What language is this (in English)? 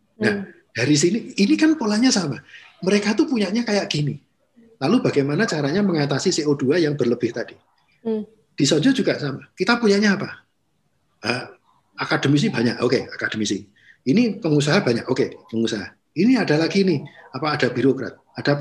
Indonesian